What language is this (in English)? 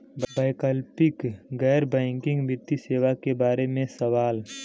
Bhojpuri